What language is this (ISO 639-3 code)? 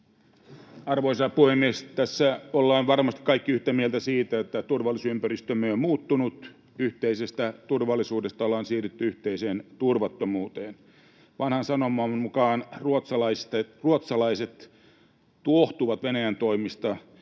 fin